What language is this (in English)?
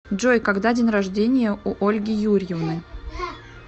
Russian